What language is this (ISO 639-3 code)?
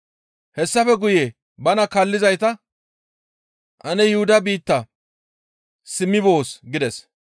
gmv